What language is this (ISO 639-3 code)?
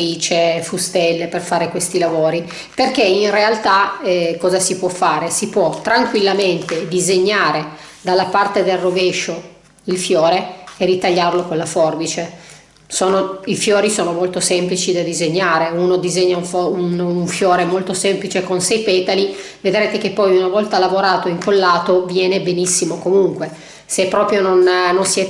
ita